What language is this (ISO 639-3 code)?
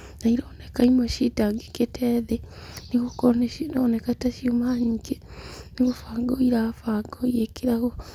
kik